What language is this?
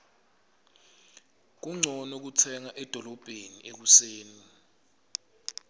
Swati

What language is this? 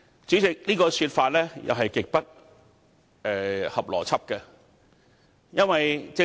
Cantonese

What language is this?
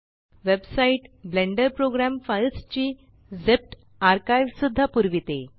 Marathi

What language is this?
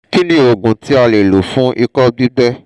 Yoruba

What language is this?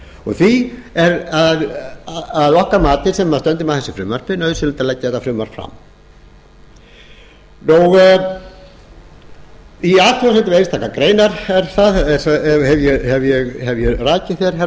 Icelandic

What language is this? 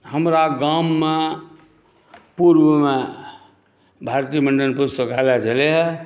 Maithili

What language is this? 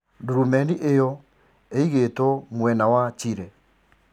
Kikuyu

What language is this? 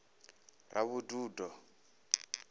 Venda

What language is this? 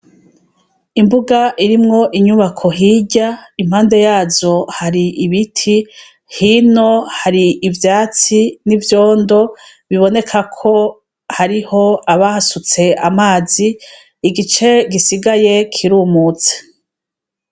Rundi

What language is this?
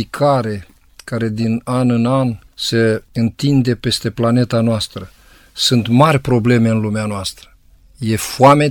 Romanian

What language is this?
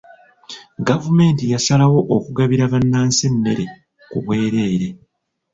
Ganda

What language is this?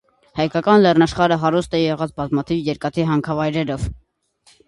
Armenian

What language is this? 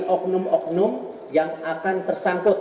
Indonesian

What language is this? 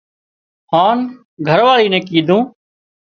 Wadiyara Koli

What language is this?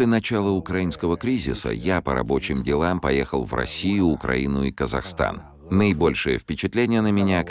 Russian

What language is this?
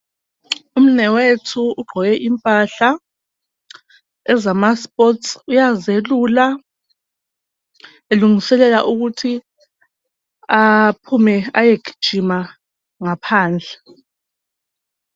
North Ndebele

